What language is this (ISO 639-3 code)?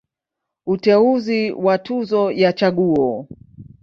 swa